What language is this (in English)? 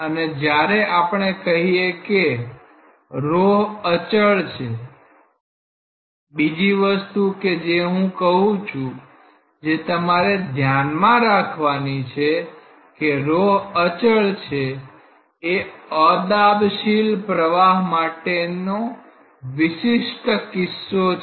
Gujarati